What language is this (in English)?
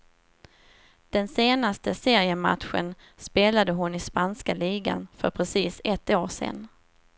Swedish